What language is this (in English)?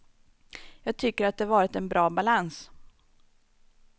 Swedish